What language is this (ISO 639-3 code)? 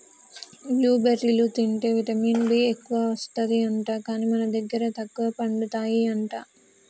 tel